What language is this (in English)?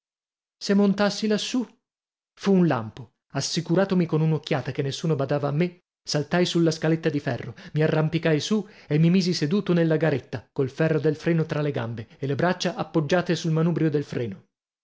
Italian